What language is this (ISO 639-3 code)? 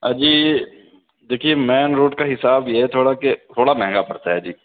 urd